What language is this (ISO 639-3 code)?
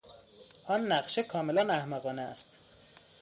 fas